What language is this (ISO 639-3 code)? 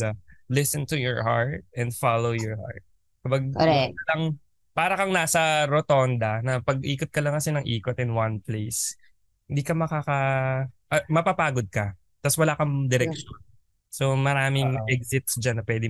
fil